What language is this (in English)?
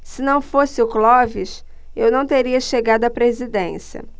Portuguese